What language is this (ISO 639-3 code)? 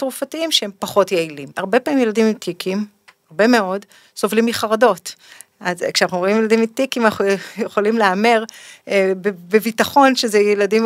heb